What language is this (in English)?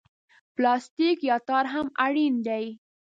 Pashto